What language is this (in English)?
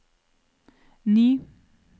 Norwegian